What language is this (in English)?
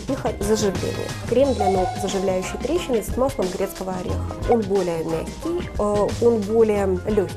Russian